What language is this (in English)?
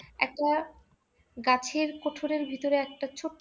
Bangla